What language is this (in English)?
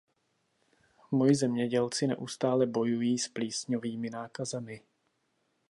Czech